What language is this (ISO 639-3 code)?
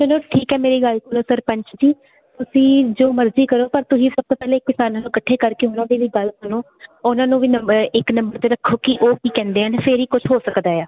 pan